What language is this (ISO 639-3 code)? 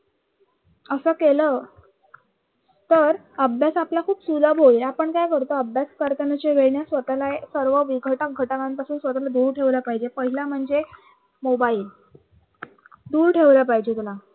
mar